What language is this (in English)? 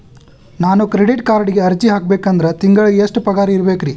Kannada